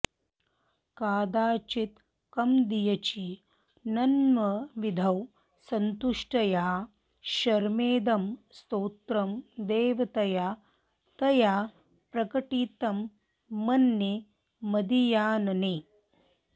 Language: Sanskrit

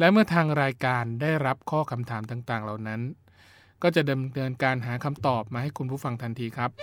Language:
Thai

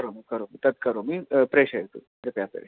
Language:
Sanskrit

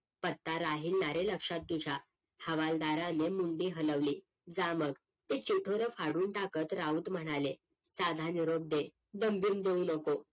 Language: Marathi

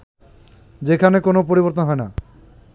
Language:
Bangla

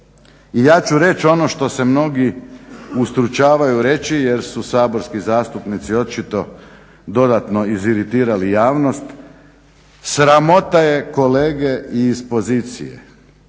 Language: Croatian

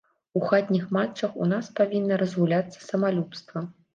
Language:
Belarusian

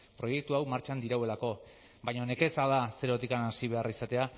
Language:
Basque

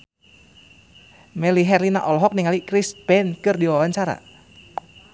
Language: Sundanese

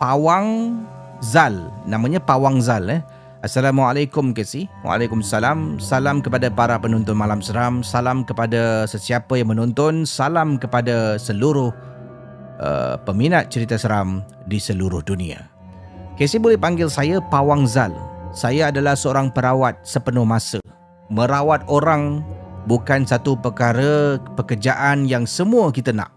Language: Malay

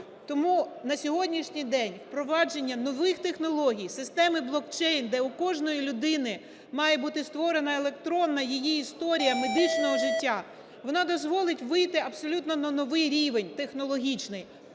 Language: Ukrainian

